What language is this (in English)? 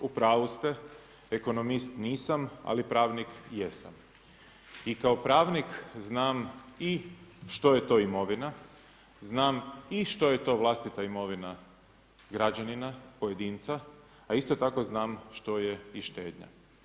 Croatian